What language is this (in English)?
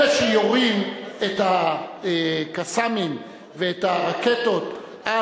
Hebrew